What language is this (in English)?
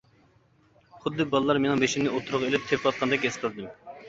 Uyghur